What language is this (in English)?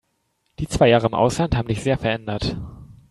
German